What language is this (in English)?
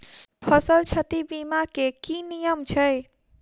Maithili